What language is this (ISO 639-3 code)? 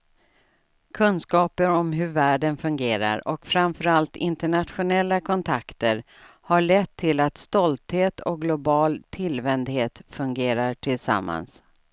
swe